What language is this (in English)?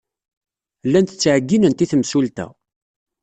Kabyle